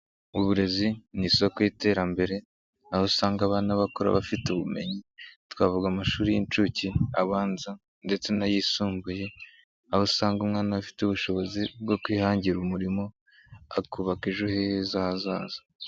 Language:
Kinyarwanda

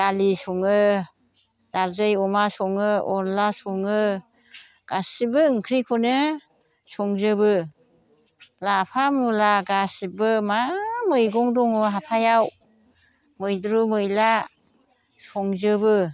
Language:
Bodo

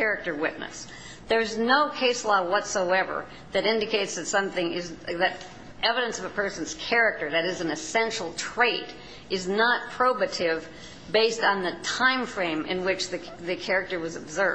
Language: English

